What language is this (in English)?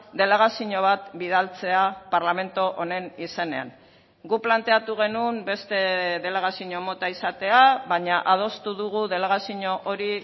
Basque